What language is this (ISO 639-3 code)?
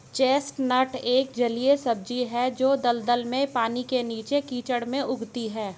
hin